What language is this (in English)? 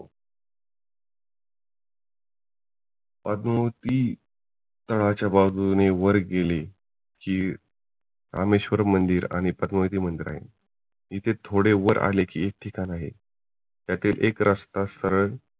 Marathi